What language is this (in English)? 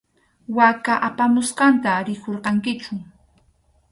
Arequipa-La Unión Quechua